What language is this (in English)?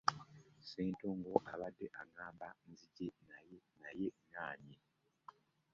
Ganda